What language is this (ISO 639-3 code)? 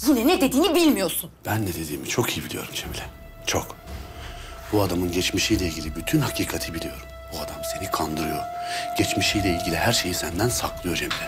tur